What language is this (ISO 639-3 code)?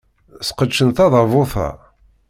kab